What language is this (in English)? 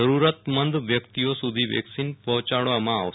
Gujarati